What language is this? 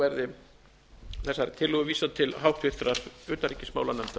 Icelandic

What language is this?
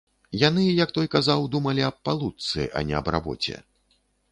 Belarusian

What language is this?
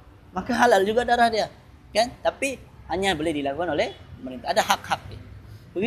Malay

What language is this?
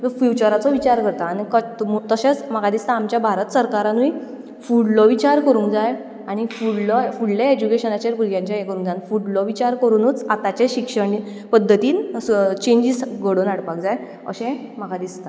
Konkani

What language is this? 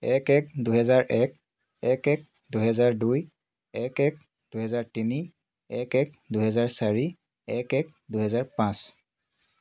Assamese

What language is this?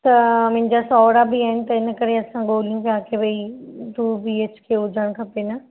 Sindhi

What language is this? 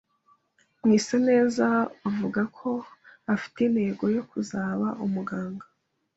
Kinyarwanda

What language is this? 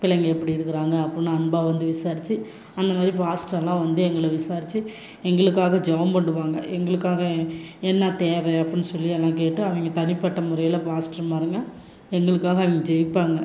Tamil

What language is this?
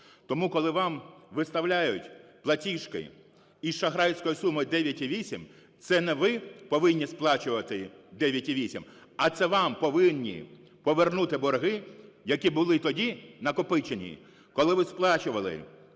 Ukrainian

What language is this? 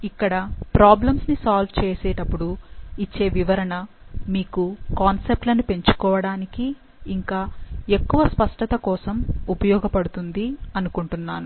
Telugu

